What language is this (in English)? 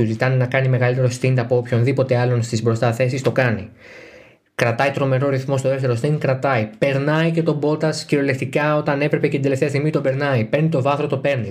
Greek